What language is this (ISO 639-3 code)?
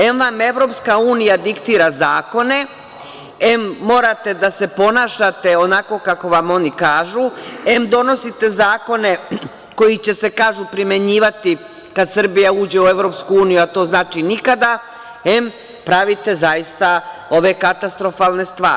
srp